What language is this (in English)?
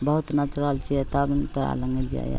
Maithili